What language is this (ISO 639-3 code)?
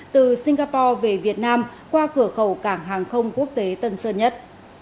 vie